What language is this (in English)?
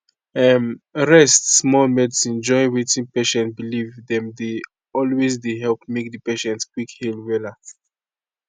Nigerian Pidgin